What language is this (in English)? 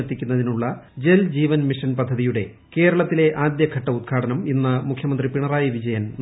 Malayalam